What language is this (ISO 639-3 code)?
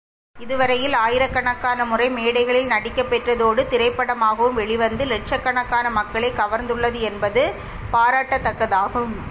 tam